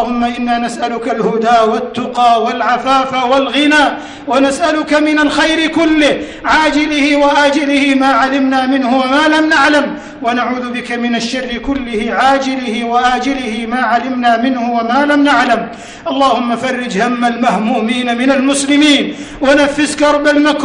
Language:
Arabic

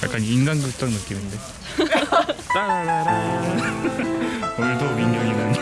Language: Korean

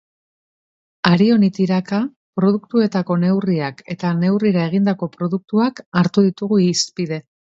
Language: Basque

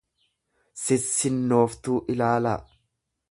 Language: Oromo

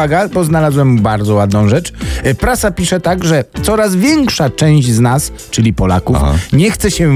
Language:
Polish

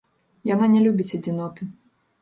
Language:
Belarusian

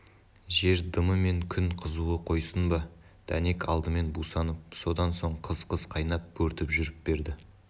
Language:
Kazakh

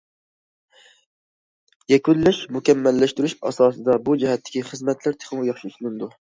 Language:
Uyghur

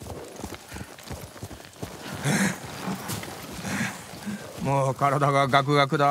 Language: Japanese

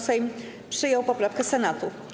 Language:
Polish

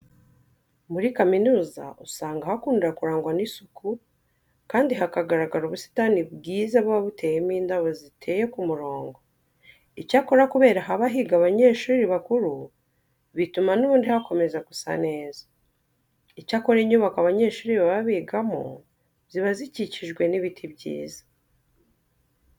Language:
Kinyarwanda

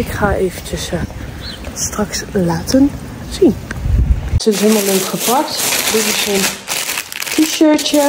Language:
Dutch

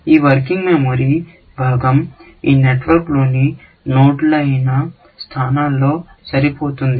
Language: Telugu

